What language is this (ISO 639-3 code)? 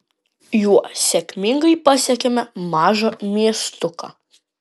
lit